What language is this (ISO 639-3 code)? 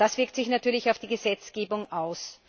deu